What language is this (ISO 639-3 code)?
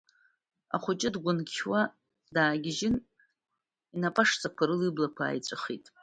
abk